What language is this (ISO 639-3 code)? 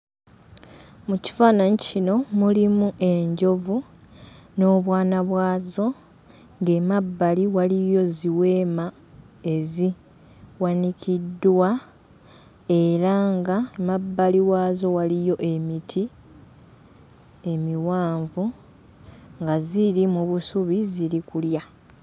lug